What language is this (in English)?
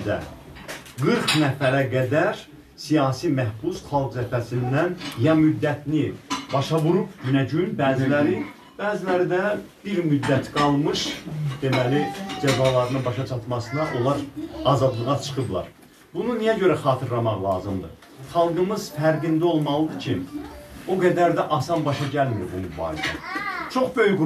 Turkish